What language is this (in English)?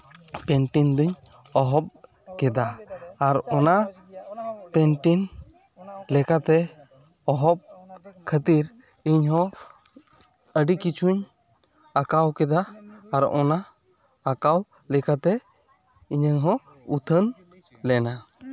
Santali